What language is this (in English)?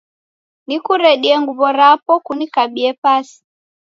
Taita